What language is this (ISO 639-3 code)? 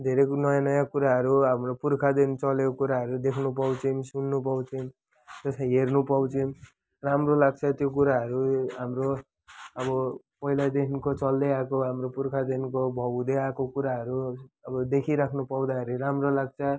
nep